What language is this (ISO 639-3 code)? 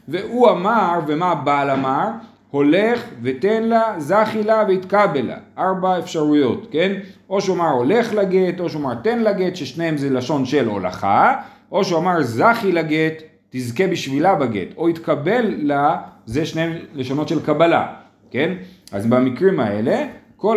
heb